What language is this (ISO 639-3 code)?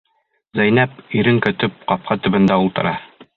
bak